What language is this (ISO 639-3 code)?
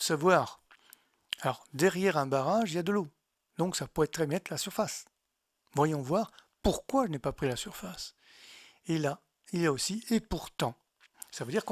fra